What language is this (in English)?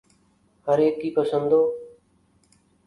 Urdu